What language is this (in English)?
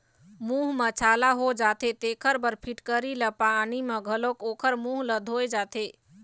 Chhattisgarhi